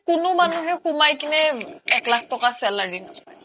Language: Assamese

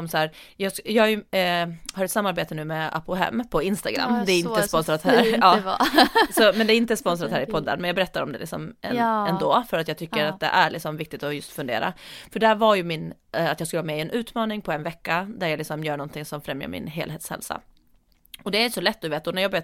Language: Swedish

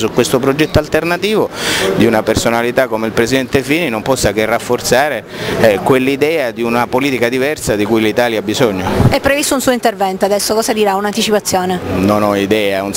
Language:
Italian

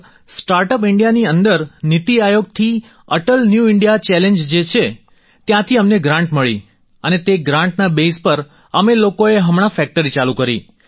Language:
Gujarati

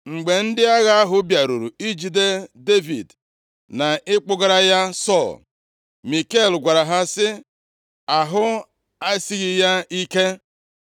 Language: Igbo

